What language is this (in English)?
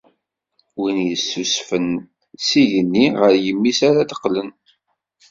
Kabyle